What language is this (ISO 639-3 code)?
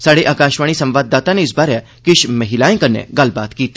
doi